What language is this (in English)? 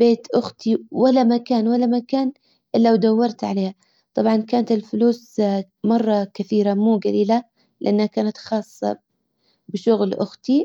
Hijazi Arabic